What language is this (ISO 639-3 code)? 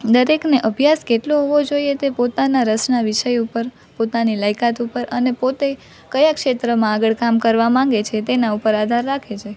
guj